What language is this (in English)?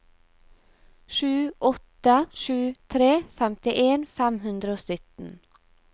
Norwegian